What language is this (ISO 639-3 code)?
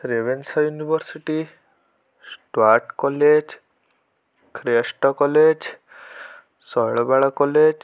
ori